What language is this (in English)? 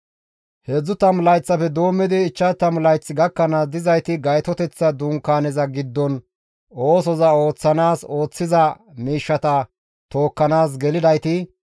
Gamo